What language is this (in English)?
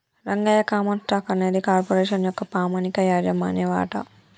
Telugu